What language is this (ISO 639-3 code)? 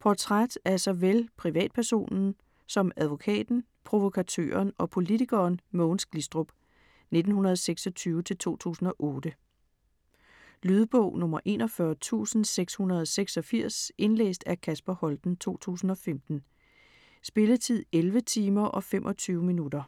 dan